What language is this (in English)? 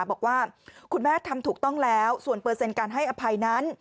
Thai